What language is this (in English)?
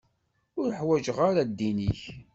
Kabyle